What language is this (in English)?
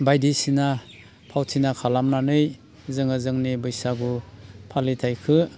Bodo